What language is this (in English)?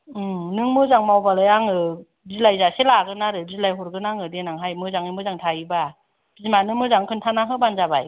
Bodo